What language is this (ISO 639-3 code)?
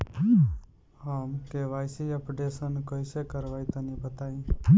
bho